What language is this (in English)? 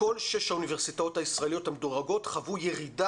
Hebrew